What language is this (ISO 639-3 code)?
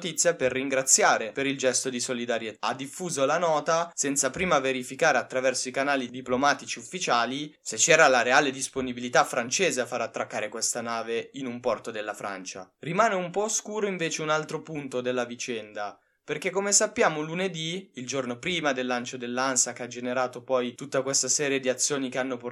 ita